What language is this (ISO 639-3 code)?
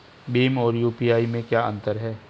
hin